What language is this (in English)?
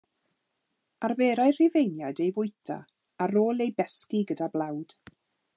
Welsh